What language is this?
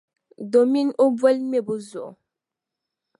Dagbani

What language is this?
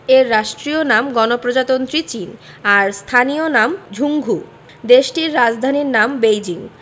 Bangla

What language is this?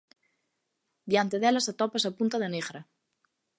Galician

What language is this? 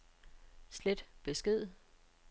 Danish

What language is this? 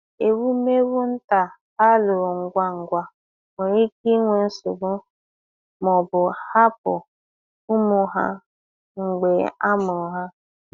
Igbo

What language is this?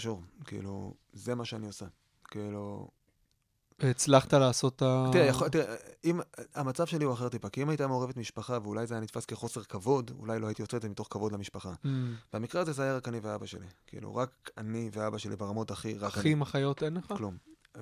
Hebrew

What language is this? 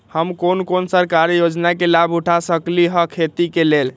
Magahi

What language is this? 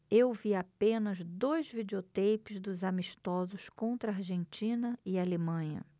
Portuguese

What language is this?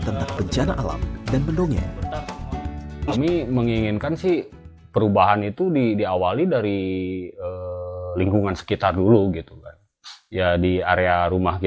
Indonesian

